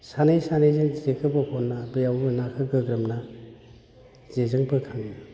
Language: Bodo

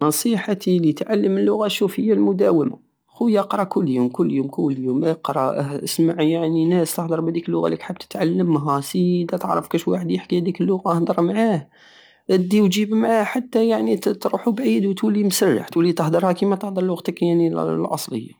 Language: Algerian Saharan Arabic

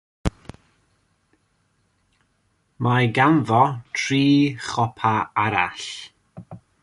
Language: Welsh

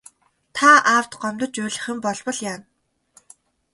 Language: Mongolian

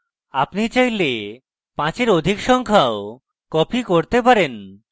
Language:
Bangla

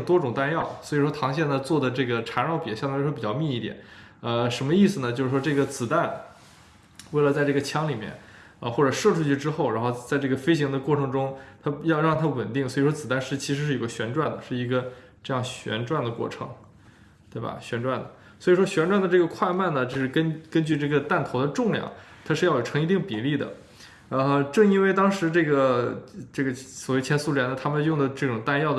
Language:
Chinese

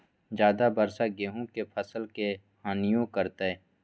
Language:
Magahi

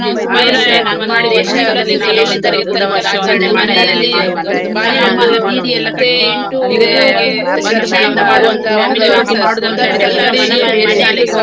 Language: Kannada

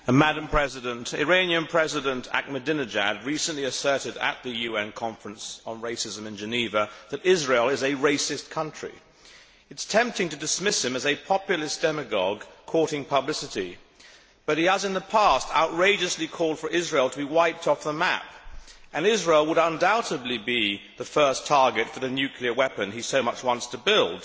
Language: English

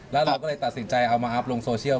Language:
Thai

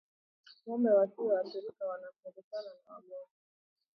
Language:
Swahili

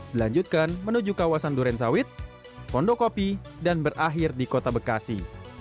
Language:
Indonesian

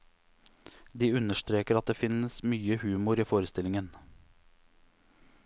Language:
Norwegian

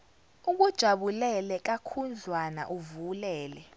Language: Zulu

